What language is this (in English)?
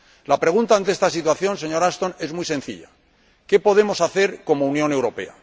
Spanish